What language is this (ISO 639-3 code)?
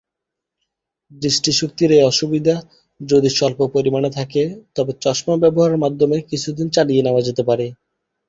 ben